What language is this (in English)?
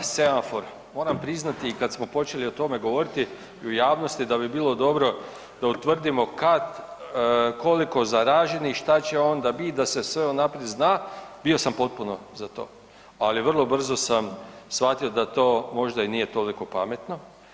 Croatian